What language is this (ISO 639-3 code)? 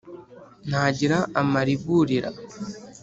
kin